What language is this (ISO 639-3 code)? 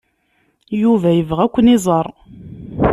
kab